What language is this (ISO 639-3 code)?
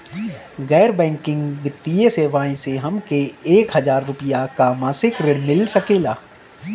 bho